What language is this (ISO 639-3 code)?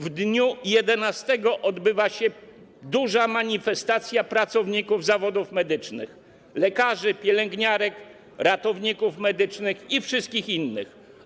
pol